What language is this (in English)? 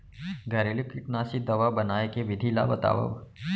Chhattisgarhi